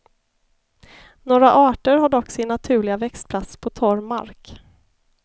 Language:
Swedish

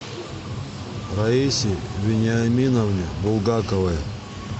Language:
Russian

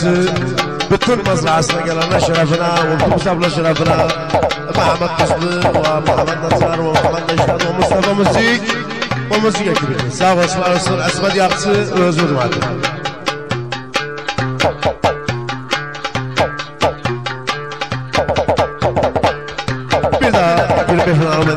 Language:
Arabic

